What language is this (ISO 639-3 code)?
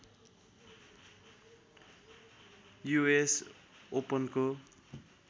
nep